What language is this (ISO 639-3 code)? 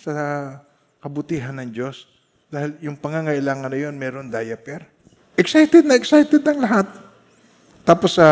fil